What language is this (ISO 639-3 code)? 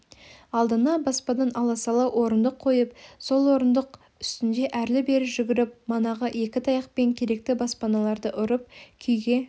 kaz